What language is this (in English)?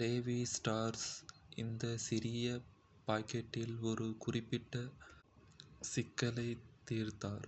Kota (India)